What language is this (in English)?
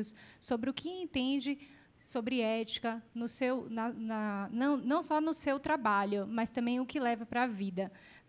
Portuguese